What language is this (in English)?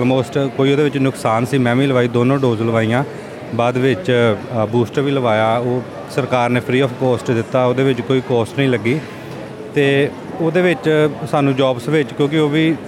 Punjabi